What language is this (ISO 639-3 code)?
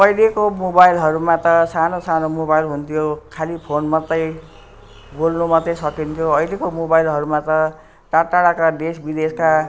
nep